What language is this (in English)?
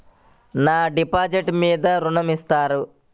Telugu